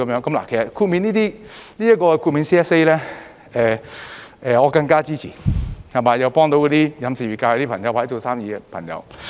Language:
Cantonese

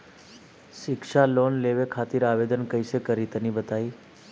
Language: Bhojpuri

